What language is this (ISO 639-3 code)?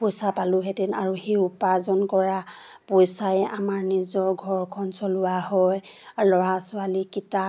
asm